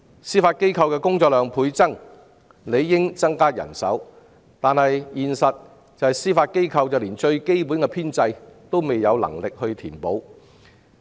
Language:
Cantonese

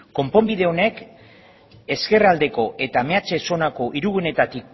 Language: Basque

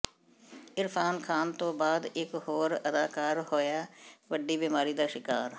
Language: Punjabi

